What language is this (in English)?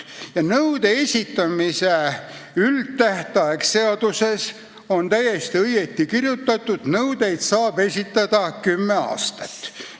Estonian